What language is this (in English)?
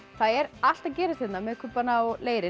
Icelandic